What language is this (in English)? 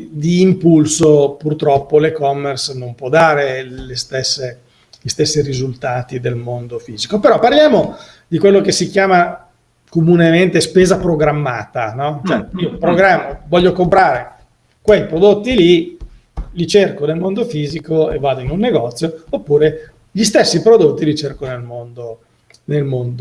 Italian